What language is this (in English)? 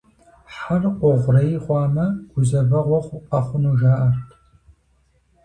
Kabardian